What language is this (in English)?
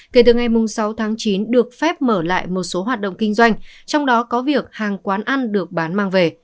Vietnamese